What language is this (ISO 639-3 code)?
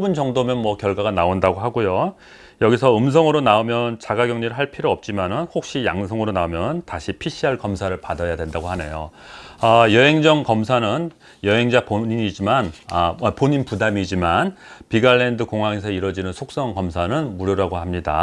kor